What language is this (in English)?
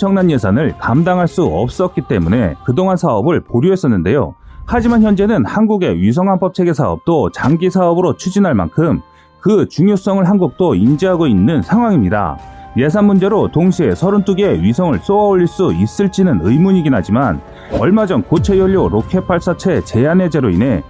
Korean